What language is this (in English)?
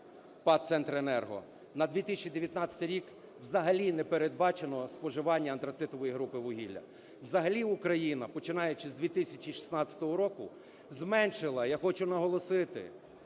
Ukrainian